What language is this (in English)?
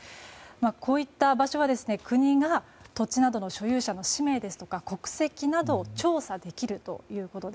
Japanese